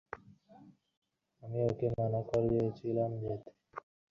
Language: Bangla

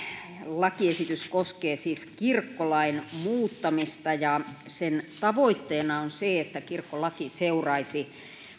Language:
Finnish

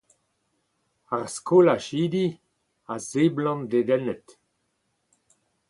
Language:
Breton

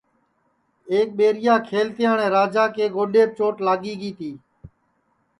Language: Sansi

